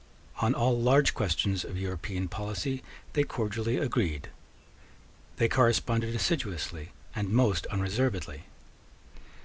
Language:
English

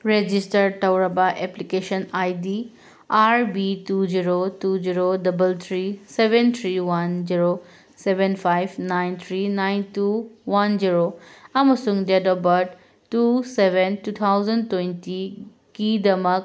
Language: Manipuri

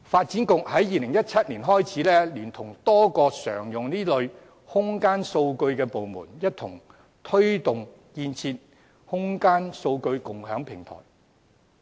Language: Cantonese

